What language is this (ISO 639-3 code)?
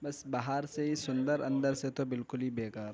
urd